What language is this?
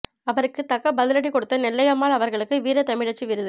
Tamil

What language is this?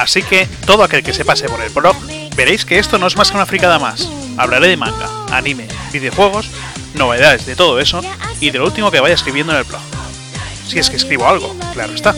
Spanish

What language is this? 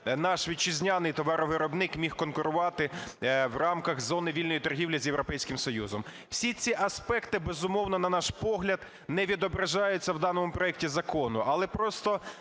Ukrainian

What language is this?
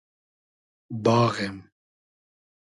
Hazaragi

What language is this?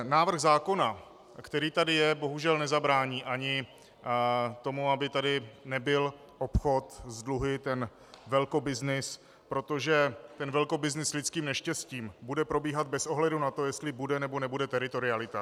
Czech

